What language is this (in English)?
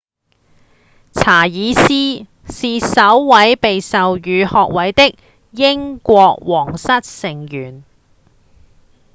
Cantonese